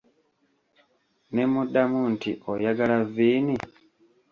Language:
Ganda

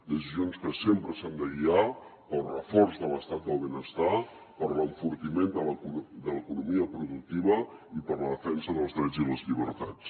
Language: Catalan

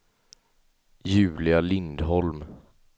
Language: Swedish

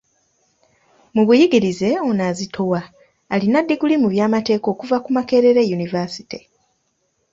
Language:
Ganda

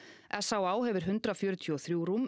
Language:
Icelandic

